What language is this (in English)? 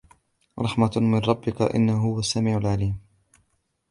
Arabic